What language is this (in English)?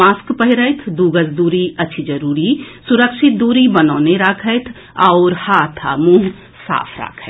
Maithili